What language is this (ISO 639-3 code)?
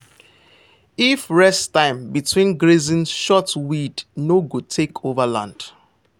pcm